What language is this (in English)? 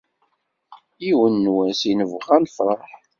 Kabyle